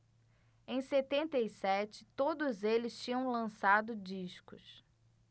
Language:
Portuguese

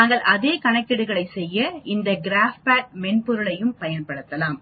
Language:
Tamil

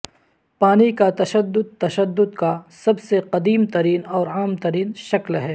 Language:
Urdu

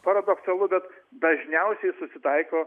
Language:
Lithuanian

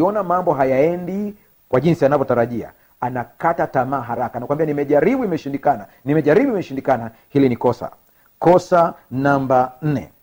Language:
Swahili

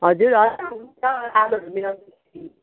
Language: Nepali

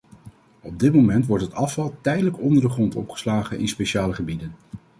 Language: Dutch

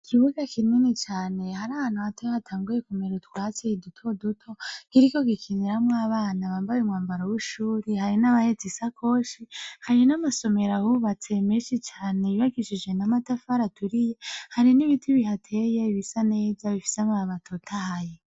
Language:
Rundi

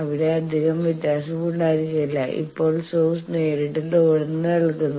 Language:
Malayalam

